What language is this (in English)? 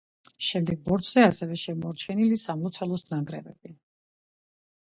Georgian